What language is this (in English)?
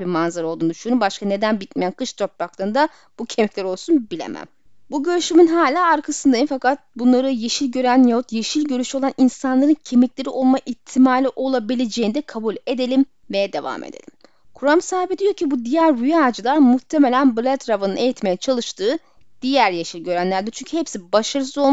Turkish